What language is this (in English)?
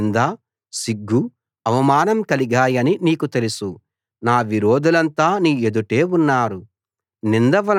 Telugu